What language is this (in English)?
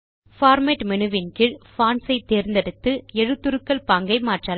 Tamil